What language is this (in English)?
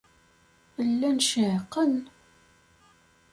Kabyle